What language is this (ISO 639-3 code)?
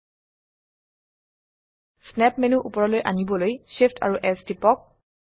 asm